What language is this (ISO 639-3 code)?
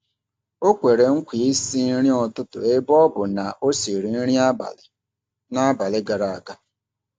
ibo